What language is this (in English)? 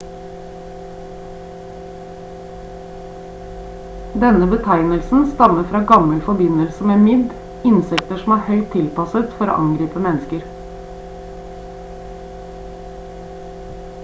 Norwegian Bokmål